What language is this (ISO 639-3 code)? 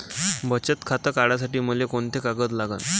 mar